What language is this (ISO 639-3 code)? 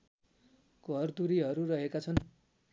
nep